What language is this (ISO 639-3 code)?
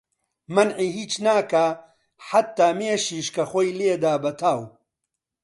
ckb